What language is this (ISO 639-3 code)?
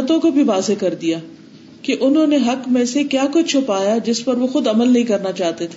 urd